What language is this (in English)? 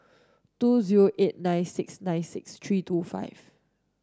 English